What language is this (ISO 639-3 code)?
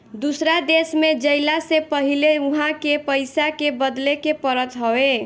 bho